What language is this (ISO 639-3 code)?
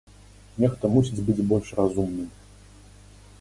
bel